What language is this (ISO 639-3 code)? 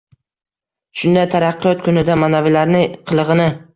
uzb